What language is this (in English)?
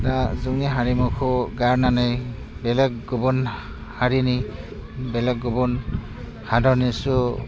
Bodo